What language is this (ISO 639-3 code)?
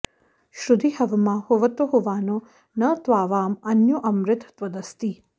san